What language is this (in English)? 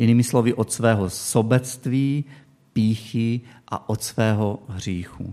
Czech